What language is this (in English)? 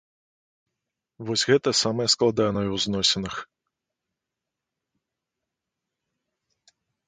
Belarusian